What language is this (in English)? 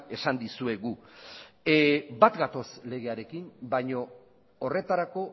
Basque